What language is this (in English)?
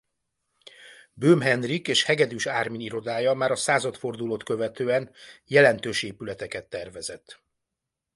Hungarian